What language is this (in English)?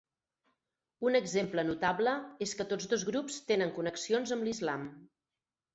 Catalan